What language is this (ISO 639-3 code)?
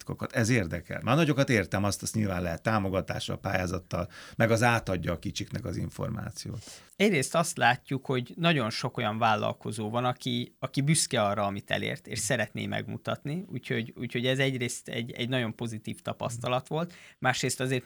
hun